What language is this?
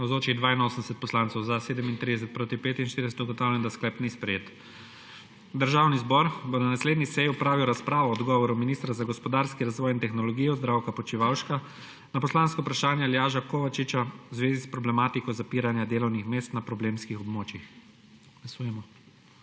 Slovenian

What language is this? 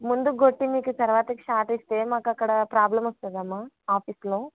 Telugu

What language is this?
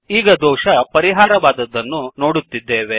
Kannada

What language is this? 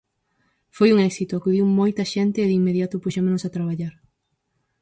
Galician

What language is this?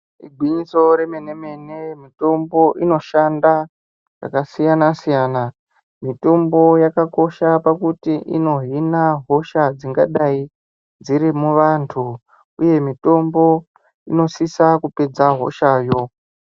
Ndau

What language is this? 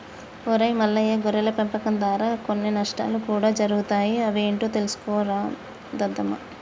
Telugu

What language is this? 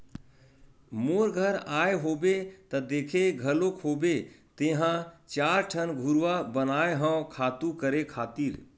Chhattisgarhi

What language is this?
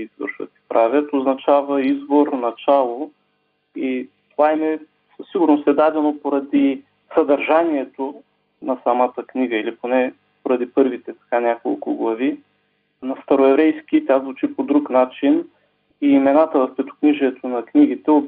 Bulgarian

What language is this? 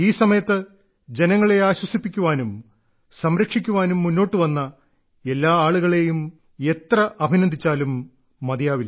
Malayalam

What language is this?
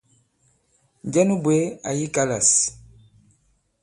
Bankon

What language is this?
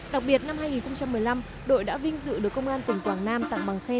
Vietnamese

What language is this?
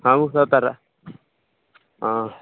Maithili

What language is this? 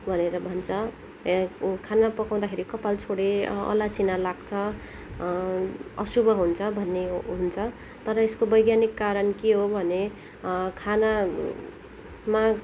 Nepali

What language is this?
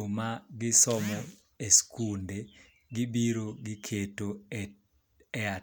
Luo (Kenya and Tanzania)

